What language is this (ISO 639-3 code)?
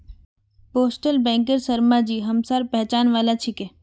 mag